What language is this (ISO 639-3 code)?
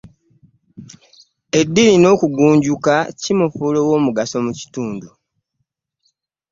lug